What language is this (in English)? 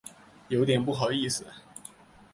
Chinese